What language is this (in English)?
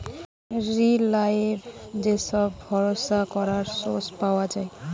Bangla